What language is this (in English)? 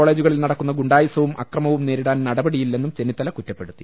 Malayalam